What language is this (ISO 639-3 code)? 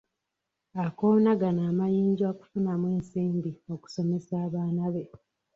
lug